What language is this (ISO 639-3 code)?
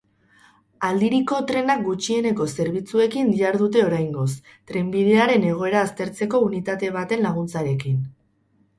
eus